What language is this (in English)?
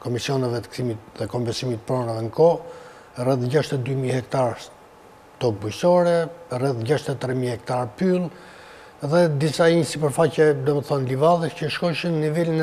Romanian